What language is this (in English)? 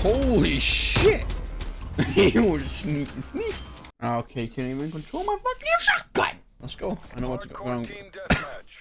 English